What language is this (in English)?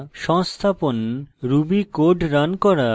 Bangla